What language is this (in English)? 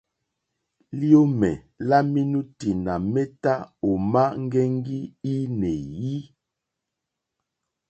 Mokpwe